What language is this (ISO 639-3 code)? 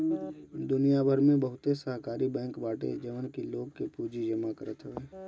bho